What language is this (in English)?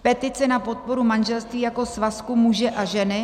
Czech